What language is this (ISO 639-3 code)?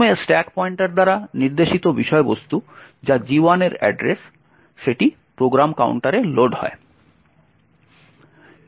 ben